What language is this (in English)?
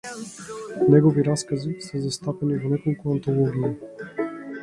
Macedonian